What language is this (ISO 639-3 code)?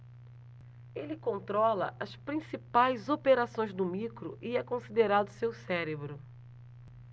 por